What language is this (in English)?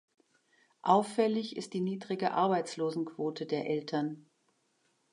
German